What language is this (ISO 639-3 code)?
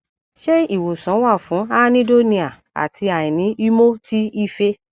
yor